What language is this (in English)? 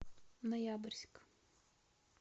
Russian